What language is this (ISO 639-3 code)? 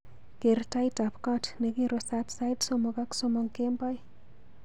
kln